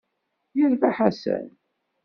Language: Kabyle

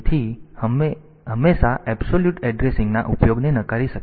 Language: Gujarati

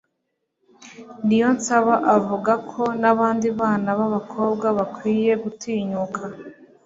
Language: Kinyarwanda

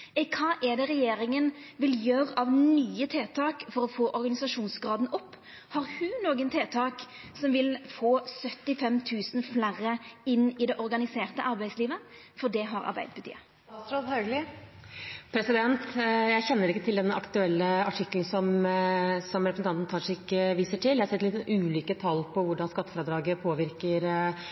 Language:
Norwegian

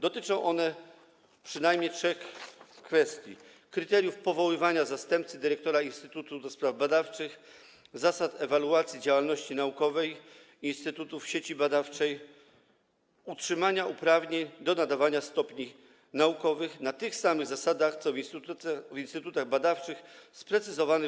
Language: Polish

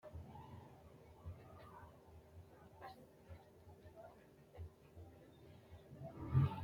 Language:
Sidamo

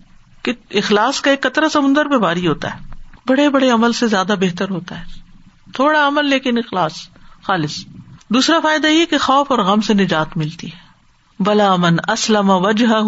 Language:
Urdu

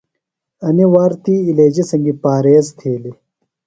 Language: Phalura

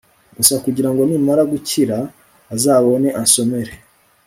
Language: Kinyarwanda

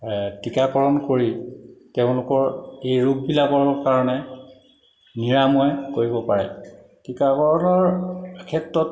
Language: Assamese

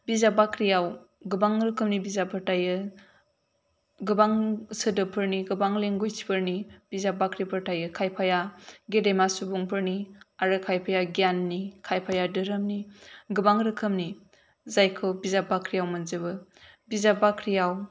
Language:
Bodo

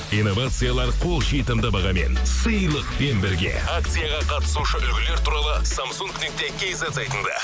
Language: Kazakh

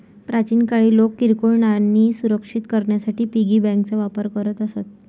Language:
Marathi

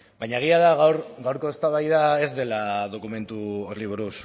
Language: Basque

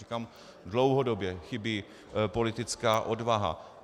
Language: Czech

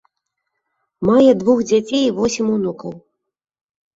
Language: Belarusian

